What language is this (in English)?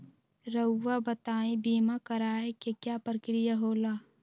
Magahi